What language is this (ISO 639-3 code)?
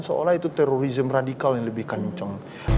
ind